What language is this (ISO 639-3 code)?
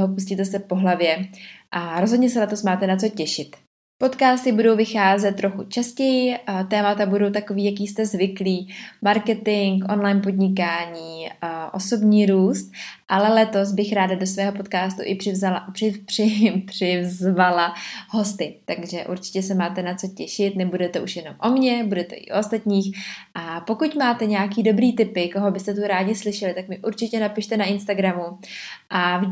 ces